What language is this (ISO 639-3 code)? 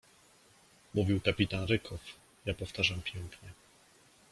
pol